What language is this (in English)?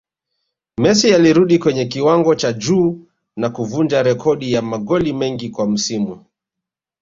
Swahili